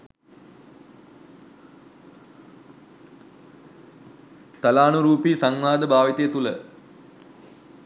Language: Sinhala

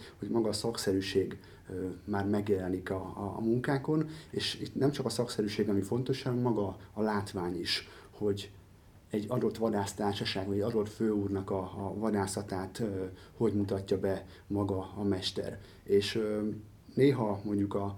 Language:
Hungarian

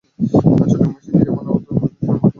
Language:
Bangla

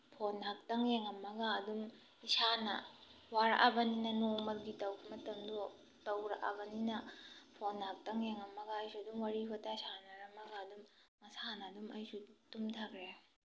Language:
Manipuri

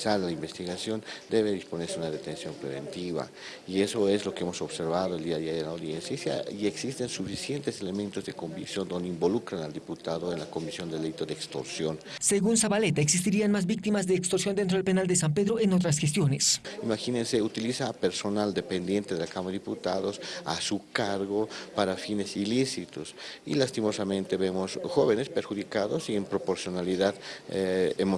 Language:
Spanish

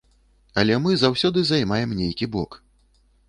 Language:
Belarusian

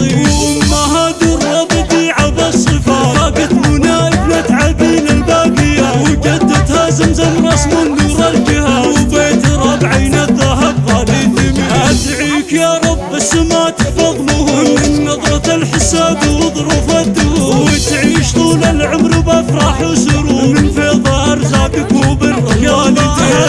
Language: Arabic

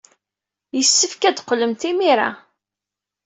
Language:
Kabyle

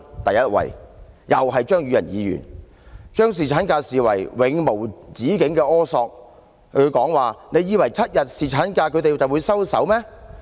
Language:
Cantonese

